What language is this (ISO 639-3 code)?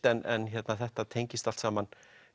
isl